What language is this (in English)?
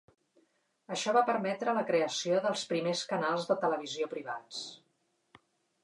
Catalan